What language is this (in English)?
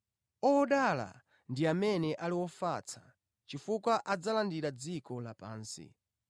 Nyanja